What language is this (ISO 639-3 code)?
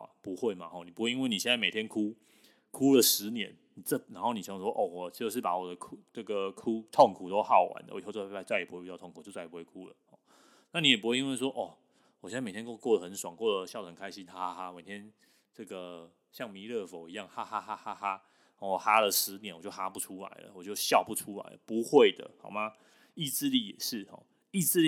zho